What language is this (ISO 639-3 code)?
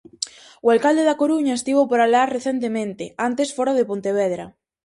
glg